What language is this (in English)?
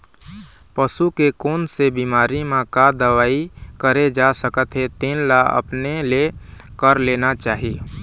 Chhattisgarhi